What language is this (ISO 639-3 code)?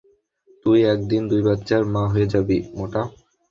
ben